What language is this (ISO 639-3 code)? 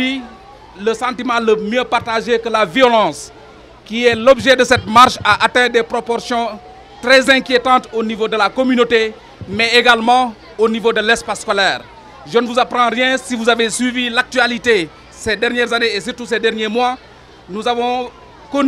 fra